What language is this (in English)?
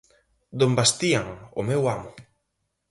Galician